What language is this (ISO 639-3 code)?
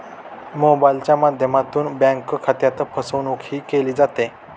mar